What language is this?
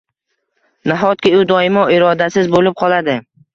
Uzbek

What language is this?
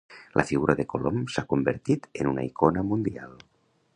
Catalan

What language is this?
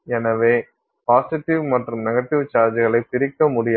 Tamil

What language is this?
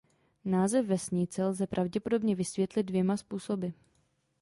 Czech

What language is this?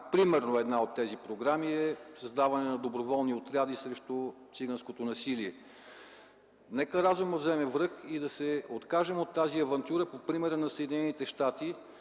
Bulgarian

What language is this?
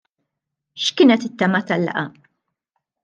Maltese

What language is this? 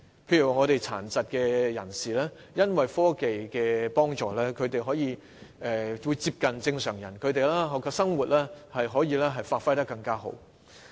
Cantonese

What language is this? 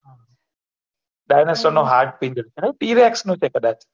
Gujarati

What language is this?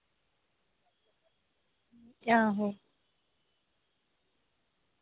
Dogri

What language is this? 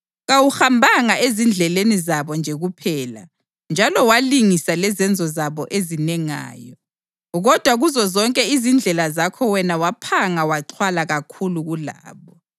North Ndebele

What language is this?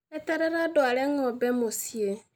Kikuyu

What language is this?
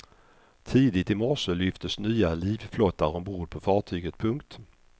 Swedish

